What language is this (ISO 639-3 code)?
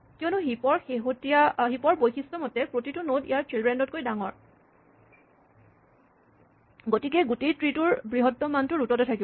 asm